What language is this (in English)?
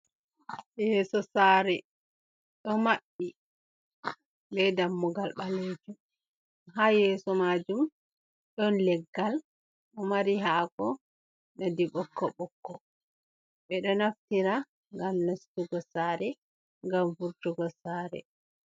Fula